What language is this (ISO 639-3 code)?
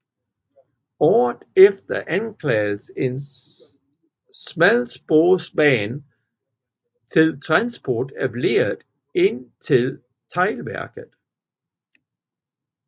dan